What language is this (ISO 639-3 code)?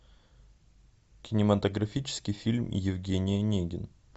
rus